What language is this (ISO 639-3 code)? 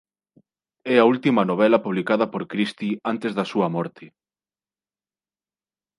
glg